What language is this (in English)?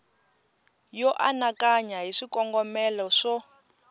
Tsonga